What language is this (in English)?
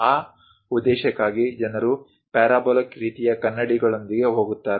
Kannada